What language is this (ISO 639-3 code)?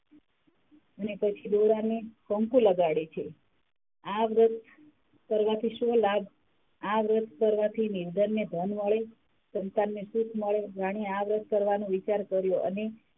guj